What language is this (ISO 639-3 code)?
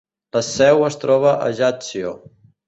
cat